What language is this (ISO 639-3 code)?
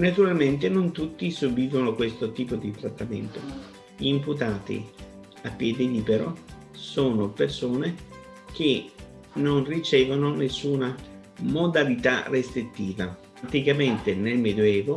ita